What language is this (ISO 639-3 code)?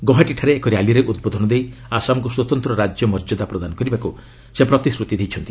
ori